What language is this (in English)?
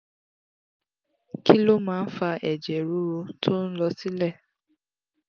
Yoruba